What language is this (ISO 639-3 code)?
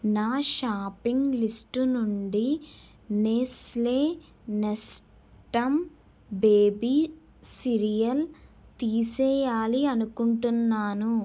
tel